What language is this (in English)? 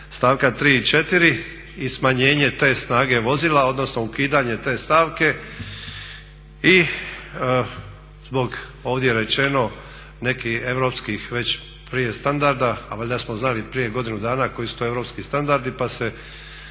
Croatian